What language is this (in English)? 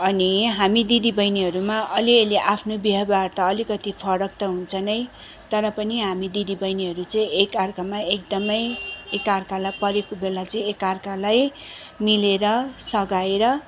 Nepali